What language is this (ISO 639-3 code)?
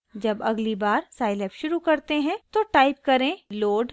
hin